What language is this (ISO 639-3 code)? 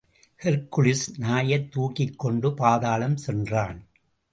tam